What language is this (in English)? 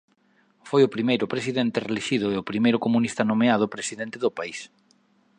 Galician